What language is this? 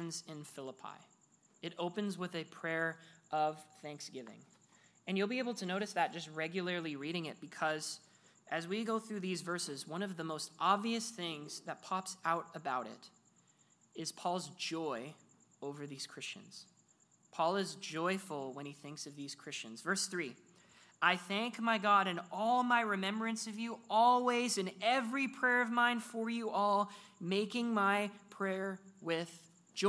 English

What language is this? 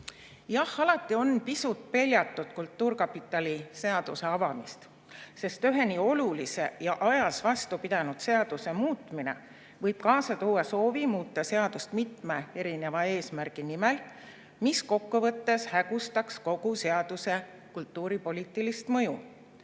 Estonian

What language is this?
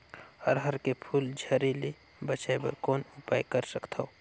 Chhattisgarhi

